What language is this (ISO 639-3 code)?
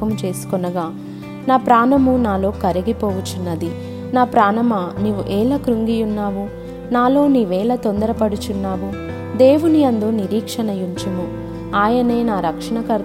tel